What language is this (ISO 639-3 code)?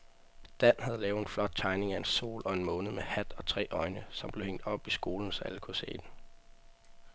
dan